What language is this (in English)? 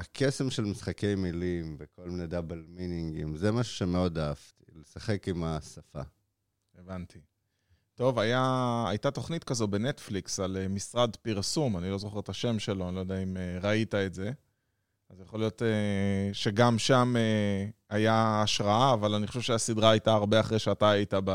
Hebrew